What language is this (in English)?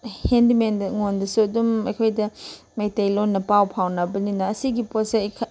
Manipuri